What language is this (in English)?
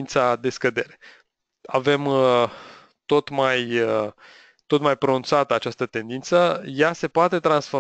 Romanian